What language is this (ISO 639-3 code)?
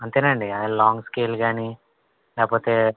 tel